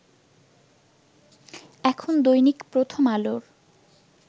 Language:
Bangla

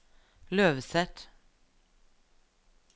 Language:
Norwegian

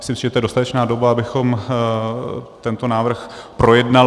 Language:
Czech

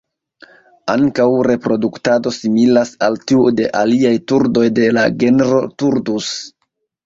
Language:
Esperanto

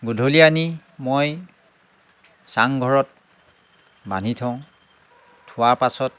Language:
Assamese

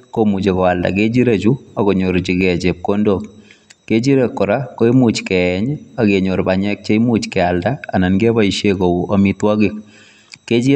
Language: Kalenjin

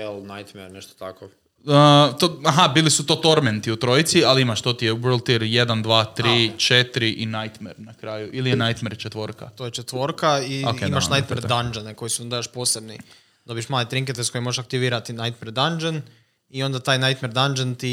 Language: Croatian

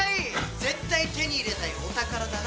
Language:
Japanese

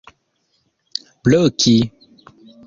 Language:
Esperanto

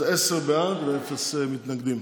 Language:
Hebrew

